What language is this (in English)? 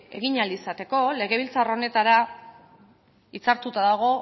Basque